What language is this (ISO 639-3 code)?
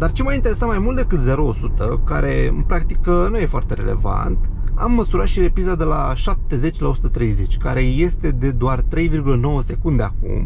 ron